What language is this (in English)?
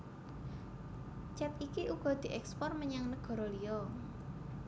Javanese